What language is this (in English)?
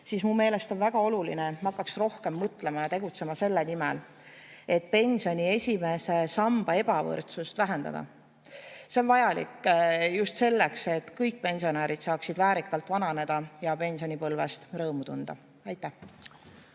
Estonian